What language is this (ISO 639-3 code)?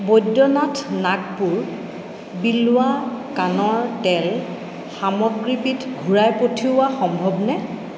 asm